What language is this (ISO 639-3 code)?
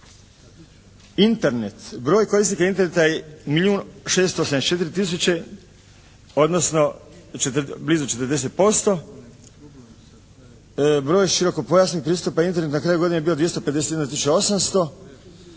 hrv